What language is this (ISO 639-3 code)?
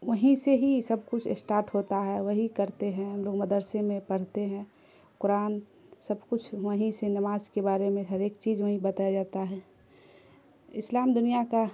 urd